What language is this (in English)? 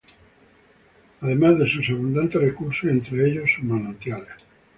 Spanish